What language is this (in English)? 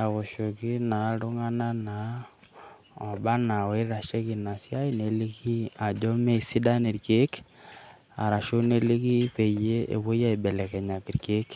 Masai